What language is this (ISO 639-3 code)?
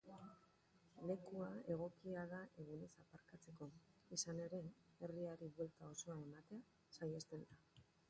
eus